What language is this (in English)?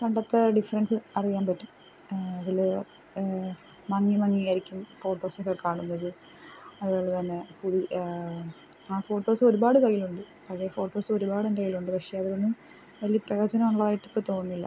Malayalam